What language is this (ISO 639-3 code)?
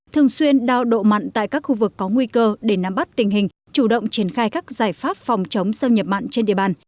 vie